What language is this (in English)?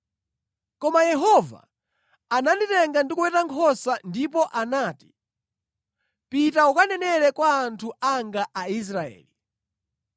Nyanja